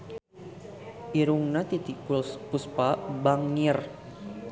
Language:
Sundanese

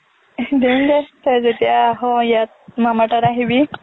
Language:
Assamese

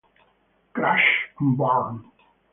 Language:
Italian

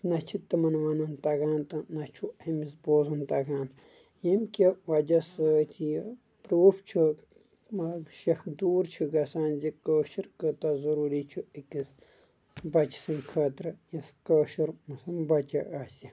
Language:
Kashmiri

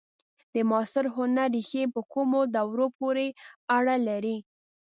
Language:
Pashto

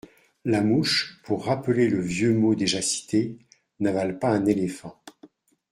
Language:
French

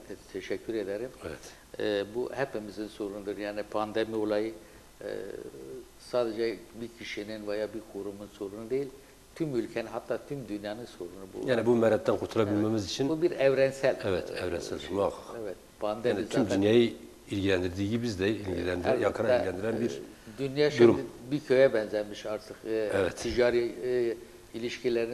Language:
Turkish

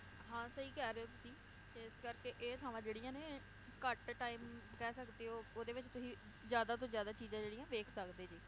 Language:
Punjabi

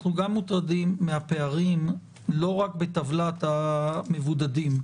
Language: Hebrew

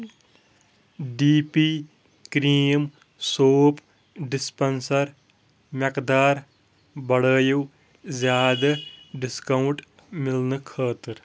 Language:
Kashmiri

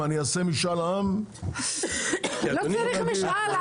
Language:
Hebrew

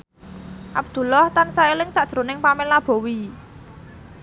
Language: Javanese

